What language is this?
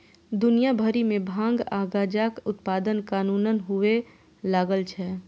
Maithili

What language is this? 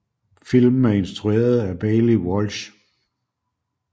Danish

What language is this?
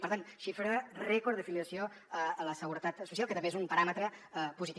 Catalan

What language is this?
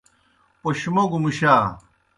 Kohistani Shina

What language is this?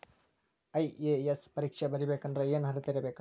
Kannada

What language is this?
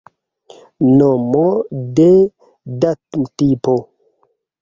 Esperanto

